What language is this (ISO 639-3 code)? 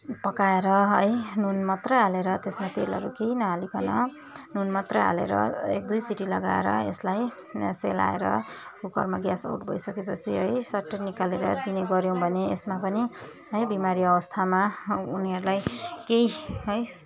nep